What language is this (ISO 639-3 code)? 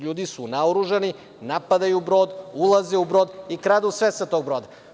srp